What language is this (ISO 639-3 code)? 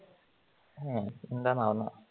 mal